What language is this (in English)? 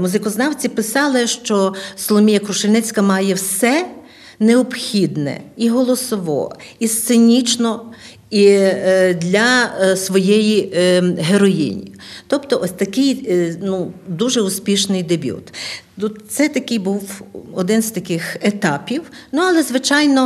Ukrainian